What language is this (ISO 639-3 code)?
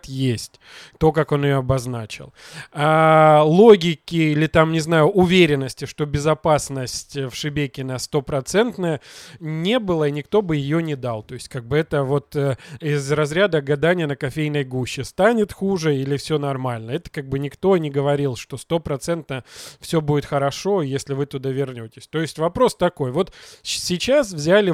rus